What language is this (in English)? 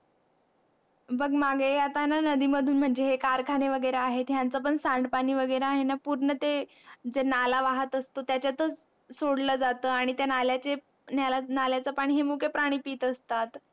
Marathi